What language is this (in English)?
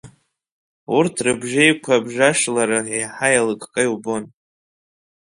Abkhazian